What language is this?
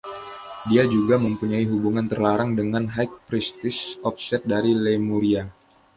Indonesian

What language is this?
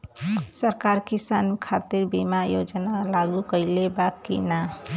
Bhojpuri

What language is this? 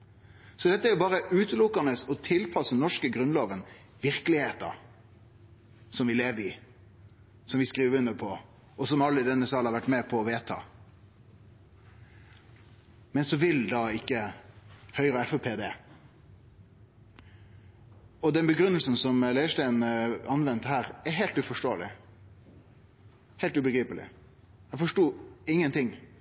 Norwegian Nynorsk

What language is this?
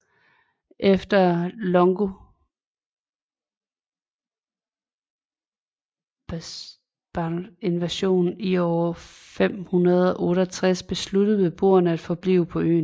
Danish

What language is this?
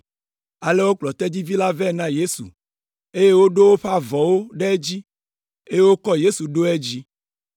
Ewe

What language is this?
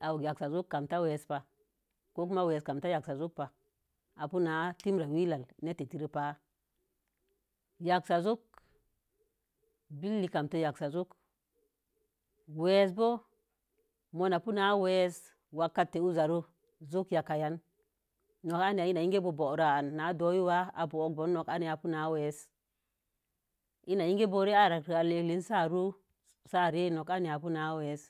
Mom Jango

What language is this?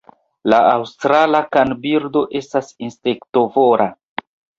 Esperanto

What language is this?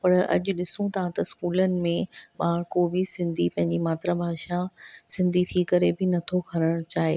Sindhi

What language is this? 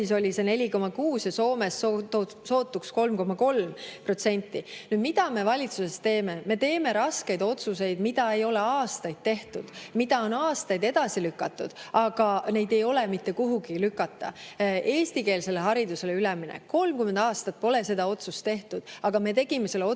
Estonian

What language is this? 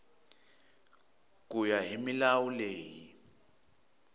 Tsonga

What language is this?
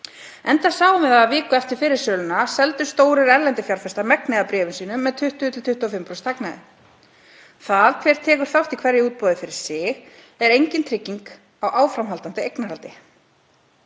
Icelandic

